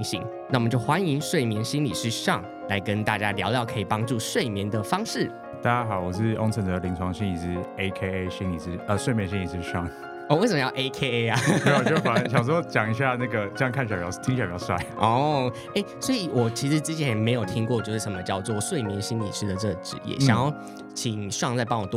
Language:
Chinese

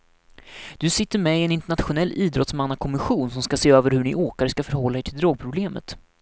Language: Swedish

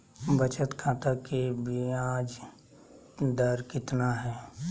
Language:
Magahi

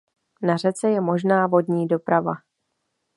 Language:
Czech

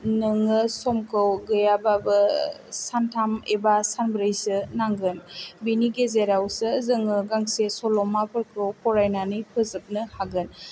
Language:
Bodo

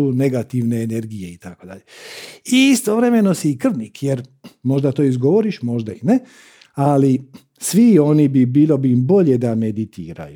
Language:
Croatian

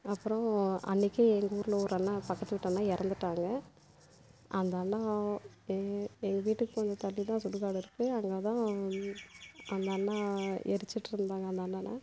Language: Tamil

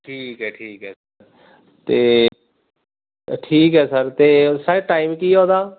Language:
Punjabi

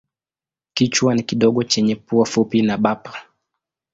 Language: Swahili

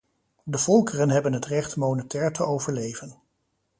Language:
Dutch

